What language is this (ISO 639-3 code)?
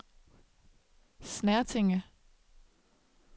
dan